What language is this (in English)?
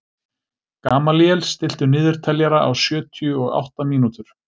Icelandic